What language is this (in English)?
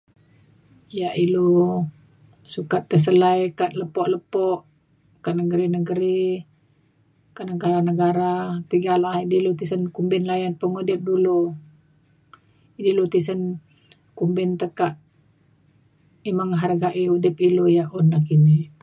Mainstream Kenyah